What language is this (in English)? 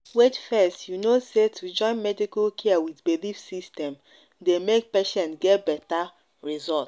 Nigerian Pidgin